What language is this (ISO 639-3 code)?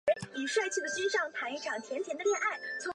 zho